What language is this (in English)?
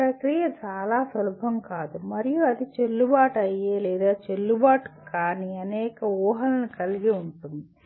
Telugu